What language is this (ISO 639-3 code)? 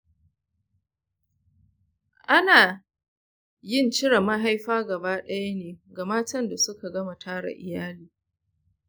hau